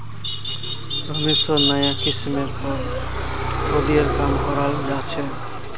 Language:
Magahi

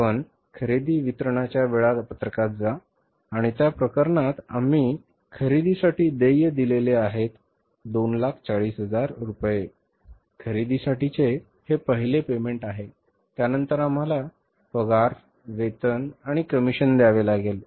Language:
Marathi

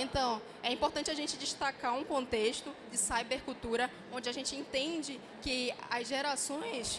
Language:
Portuguese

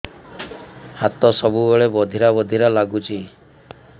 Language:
Odia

